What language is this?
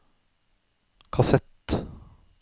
Norwegian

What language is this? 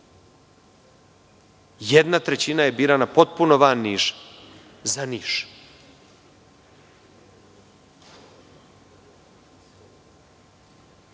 Serbian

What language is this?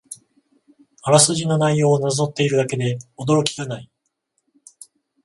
Japanese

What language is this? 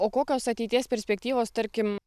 Lithuanian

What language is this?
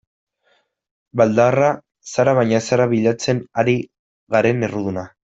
Basque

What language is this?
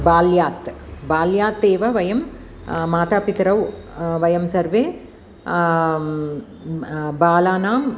Sanskrit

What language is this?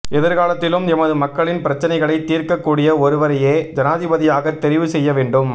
Tamil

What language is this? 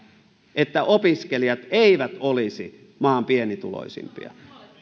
Finnish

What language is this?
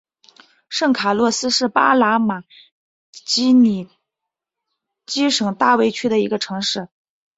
Chinese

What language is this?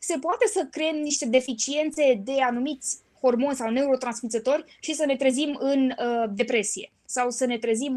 Romanian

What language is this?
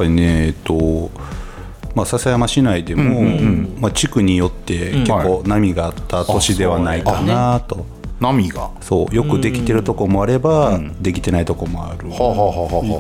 Japanese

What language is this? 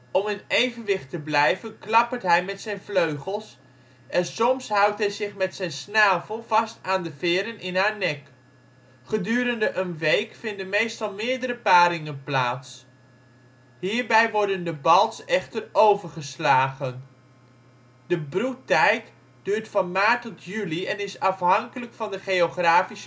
Dutch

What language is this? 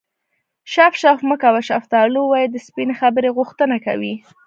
Pashto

